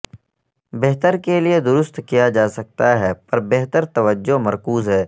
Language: Urdu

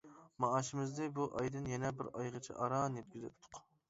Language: Uyghur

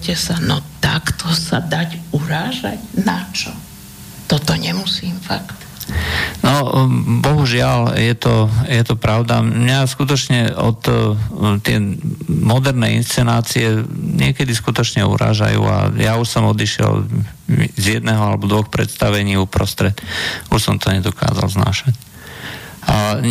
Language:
Slovak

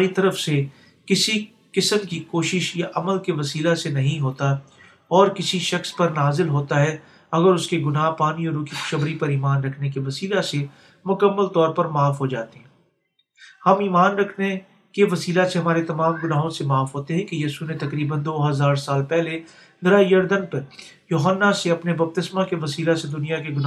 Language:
Urdu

